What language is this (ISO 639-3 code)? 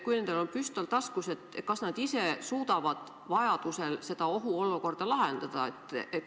est